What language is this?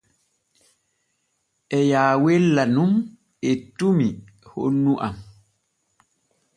Borgu Fulfulde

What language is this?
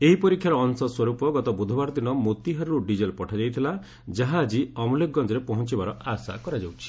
Odia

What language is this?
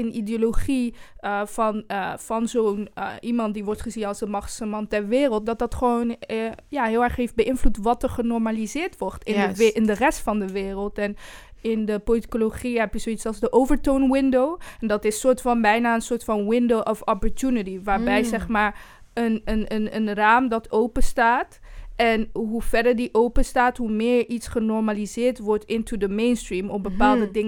Dutch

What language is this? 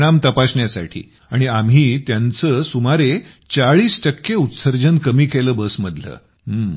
Marathi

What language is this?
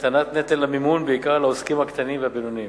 Hebrew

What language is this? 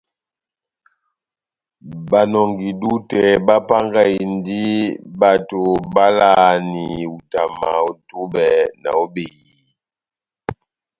Batanga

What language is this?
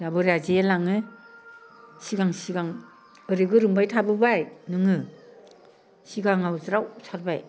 Bodo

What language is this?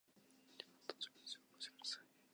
Japanese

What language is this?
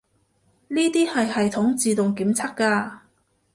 Cantonese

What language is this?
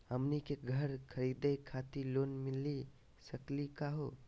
Magahi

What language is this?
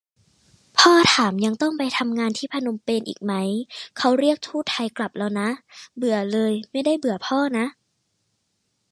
Thai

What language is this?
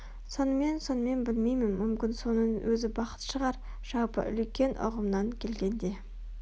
Kazakh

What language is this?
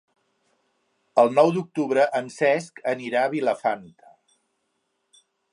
Catalan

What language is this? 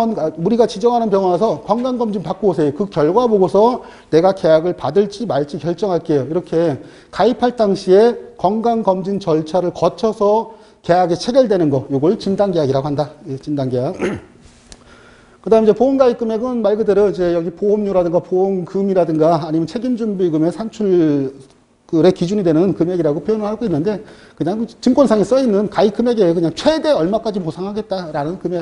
Korean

